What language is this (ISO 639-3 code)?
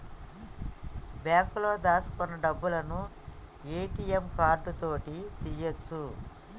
tel